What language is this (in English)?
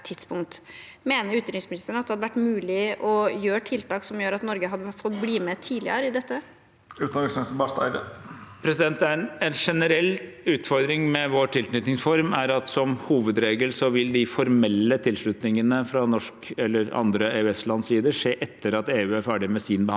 Norwegian